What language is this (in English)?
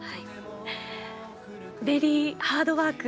Japanese